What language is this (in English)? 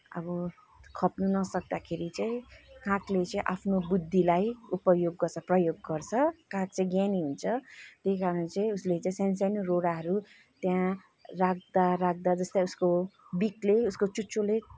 Nepali